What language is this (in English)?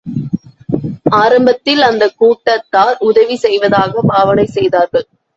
Tamil